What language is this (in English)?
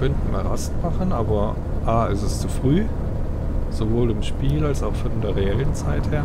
German